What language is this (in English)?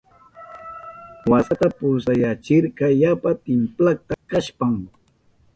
Southern Pastaza Quechua